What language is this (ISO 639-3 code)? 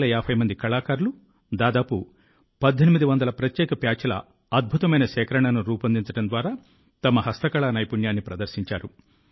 tel